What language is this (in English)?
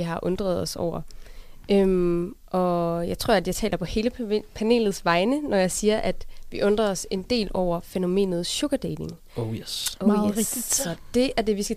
Danish